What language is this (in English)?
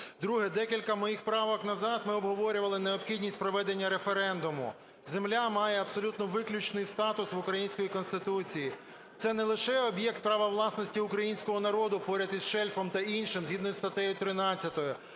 Ukrainian